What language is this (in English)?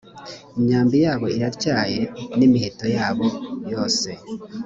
Kinyarwanda